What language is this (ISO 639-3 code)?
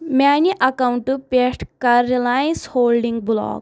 kas